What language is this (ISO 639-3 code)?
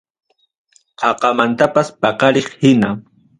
quy